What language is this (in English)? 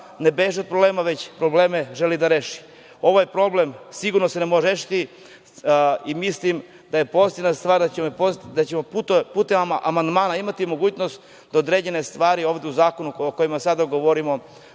Serbian